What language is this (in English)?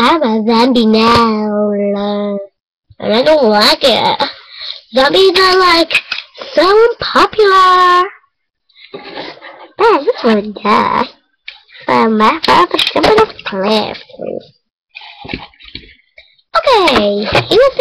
English